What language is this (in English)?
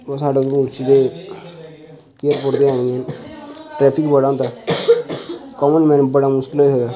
Dogri